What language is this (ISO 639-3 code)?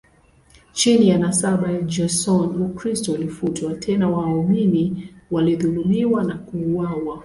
swa